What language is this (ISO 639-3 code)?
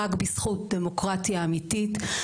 heb